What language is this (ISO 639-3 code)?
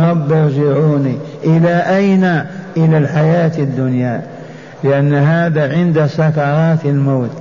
ara